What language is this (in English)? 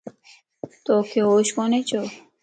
Lasi